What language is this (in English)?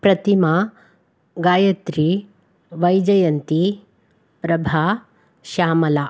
Sanskrit